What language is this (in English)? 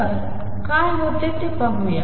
Marathi